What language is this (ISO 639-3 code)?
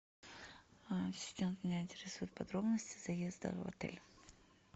rus